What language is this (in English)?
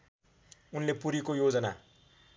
Nepali